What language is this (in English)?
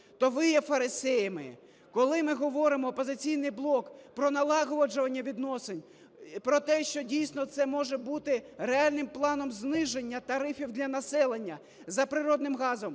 Ukrainian